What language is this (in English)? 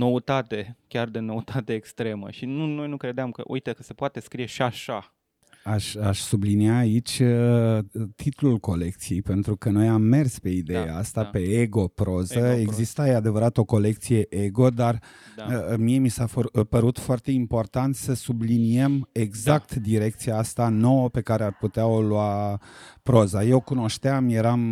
Romanian